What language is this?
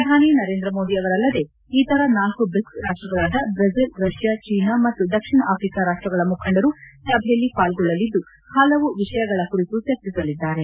Kannada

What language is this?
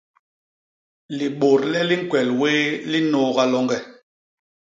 Basaa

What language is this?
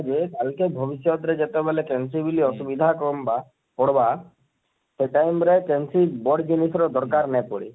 Odia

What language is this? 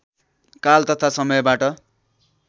Nepali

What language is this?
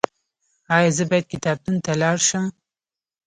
Pashto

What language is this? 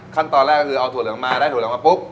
Thai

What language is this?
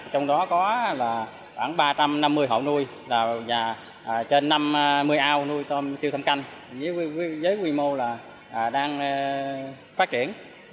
Vietnamese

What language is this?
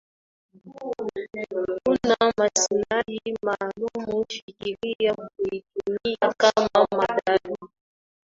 Swahili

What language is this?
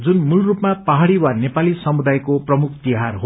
Nepali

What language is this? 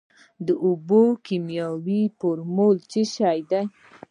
Pashto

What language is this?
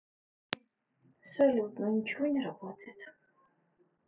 Russian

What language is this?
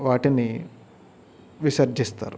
Telugu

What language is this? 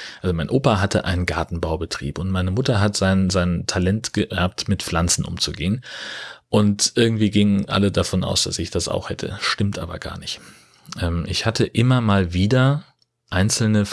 German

